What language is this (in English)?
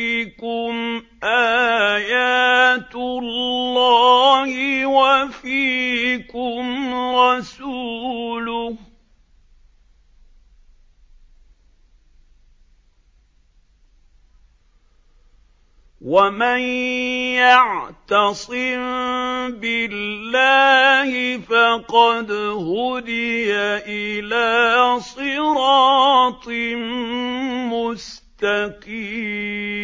Arabic